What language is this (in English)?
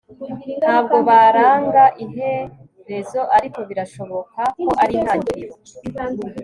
Kinyarwanda